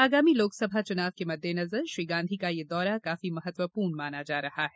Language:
Hindi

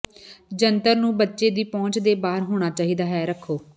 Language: Punjabi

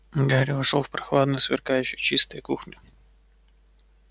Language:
Russian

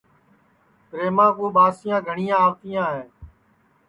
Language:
Sansi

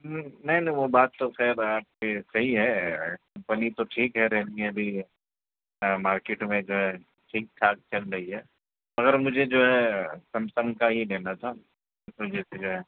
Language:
Urdu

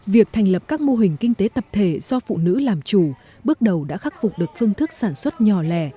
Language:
Vietnamese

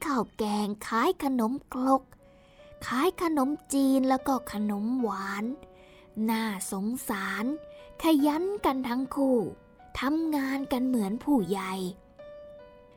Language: Thai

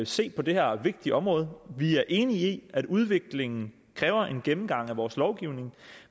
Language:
Danish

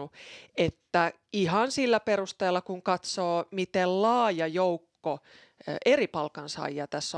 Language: Finnish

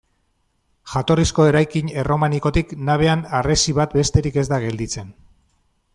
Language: Basque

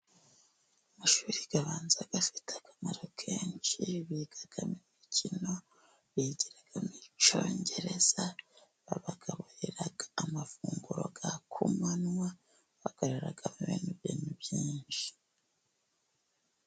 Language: Kinyarwanda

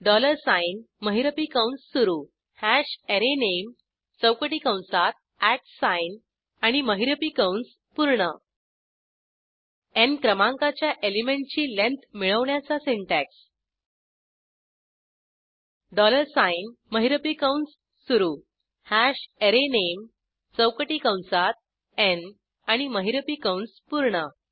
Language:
Marathi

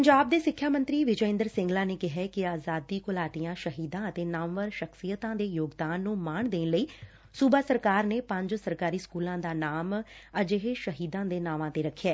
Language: Punjabi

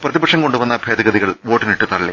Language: Malayalam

